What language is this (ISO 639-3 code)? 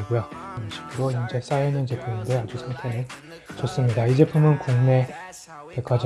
kor